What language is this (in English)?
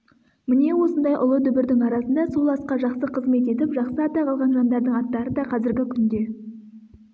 Kazakh